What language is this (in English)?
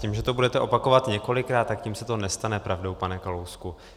Czech